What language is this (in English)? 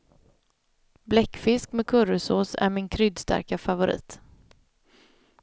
Swedish